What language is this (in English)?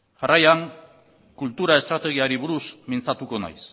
Basque